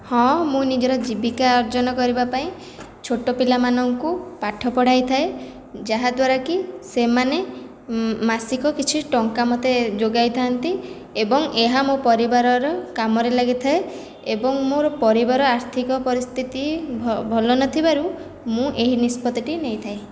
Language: Odia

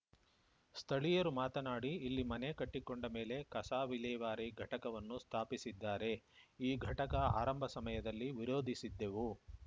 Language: Kannada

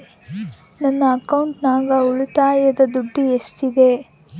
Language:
Kannada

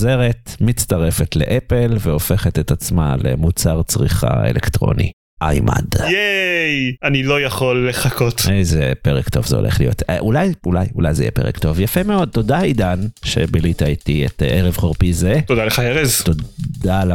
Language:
Hebrew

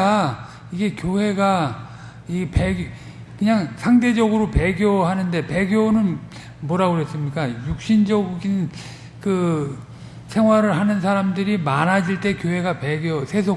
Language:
Korean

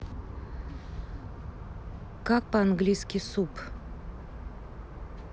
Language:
Russian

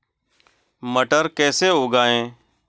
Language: Hindi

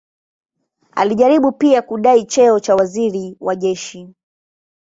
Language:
Swahili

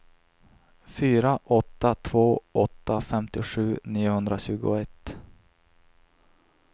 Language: Swedish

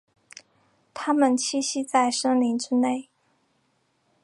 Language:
Chinese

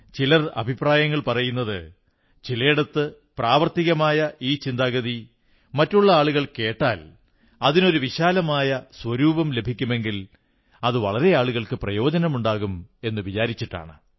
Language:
Malayalam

